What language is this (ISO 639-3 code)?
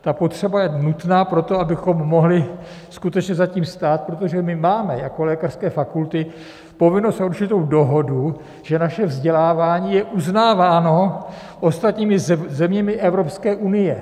ces